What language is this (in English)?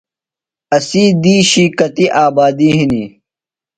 Phalura